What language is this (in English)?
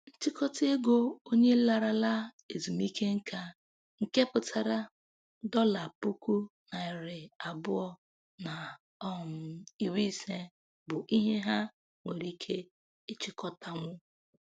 Igbo